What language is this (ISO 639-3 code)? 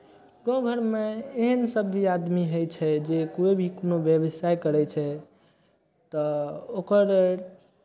mai